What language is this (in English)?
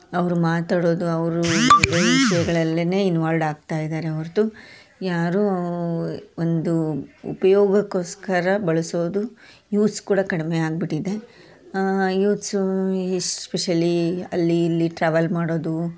Kannada